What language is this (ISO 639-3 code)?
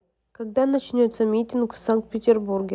rus